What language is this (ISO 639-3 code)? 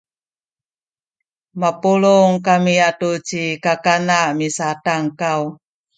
szy